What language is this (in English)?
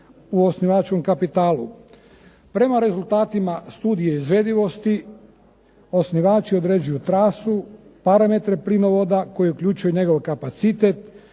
Croatian